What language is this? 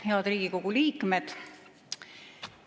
Estonian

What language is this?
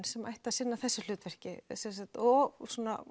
Icelandic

